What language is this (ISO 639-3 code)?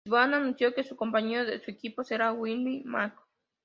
spa